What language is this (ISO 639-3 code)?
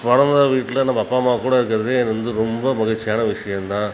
tam